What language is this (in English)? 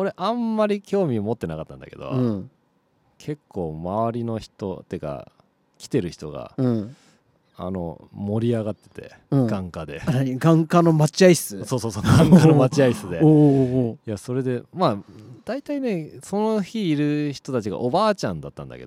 Japanese